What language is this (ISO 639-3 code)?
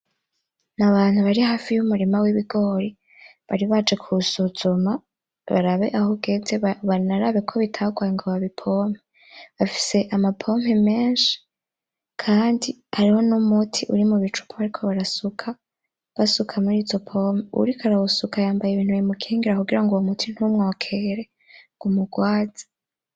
run